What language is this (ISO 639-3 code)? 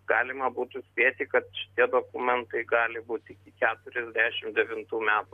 lit